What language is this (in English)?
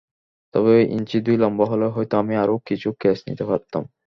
Bangla